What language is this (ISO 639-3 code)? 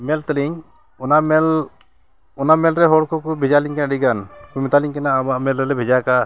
sat